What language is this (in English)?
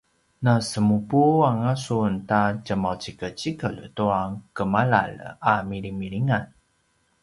Paiwan